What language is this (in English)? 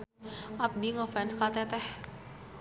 Sundanese